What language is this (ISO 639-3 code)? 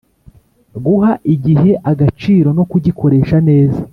kin